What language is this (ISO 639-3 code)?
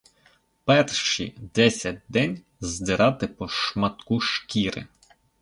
ukr